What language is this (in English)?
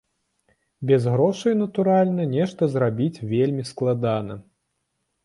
Belarusian